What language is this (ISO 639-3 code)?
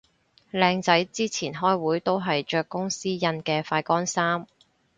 yue